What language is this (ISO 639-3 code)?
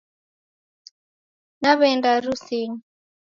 dav